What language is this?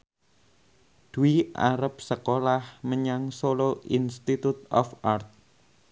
Javanese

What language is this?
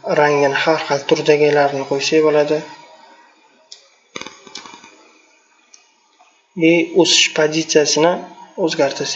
Turkish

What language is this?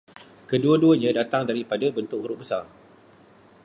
Malay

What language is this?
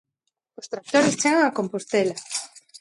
Galician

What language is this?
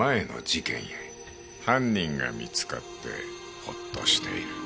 Japanese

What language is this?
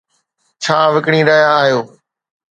Sindhi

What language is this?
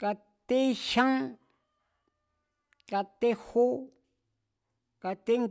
Mazatlán Mazatec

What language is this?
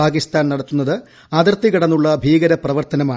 Malayalam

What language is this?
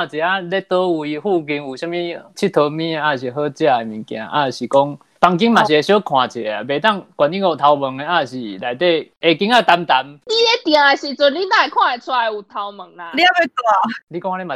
Chinese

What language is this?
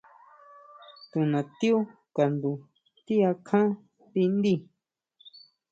Huautla Mazatec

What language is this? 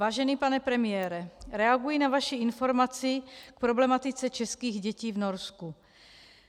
Czech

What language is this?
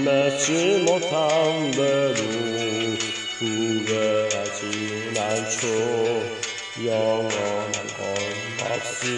Arabic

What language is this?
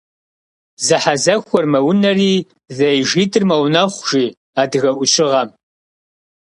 Kabardian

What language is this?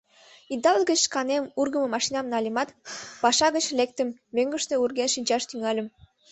Mari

